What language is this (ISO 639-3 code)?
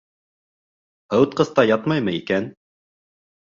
bak